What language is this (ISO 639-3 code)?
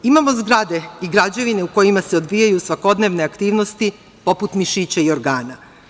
srp